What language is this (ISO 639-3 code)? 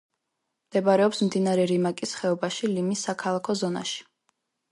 kat